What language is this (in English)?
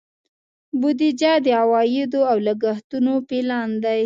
Pashto